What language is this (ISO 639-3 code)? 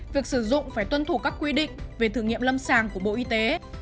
vie